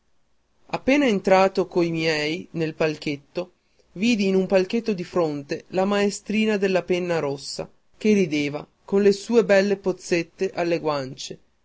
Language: Italian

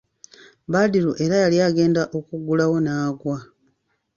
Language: Ganda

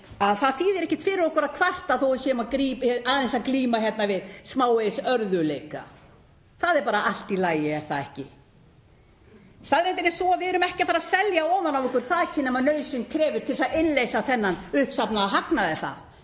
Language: Icelandic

